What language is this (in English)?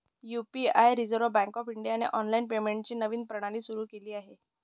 Marathi